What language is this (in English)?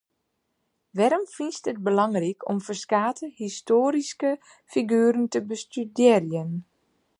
Western Frisian